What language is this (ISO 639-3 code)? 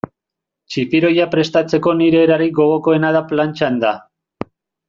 eus